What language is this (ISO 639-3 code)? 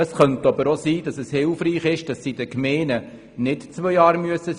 gsw